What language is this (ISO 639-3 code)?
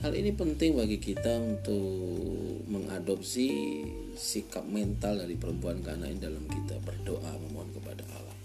ind